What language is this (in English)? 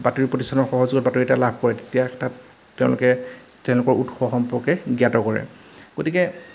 Assamese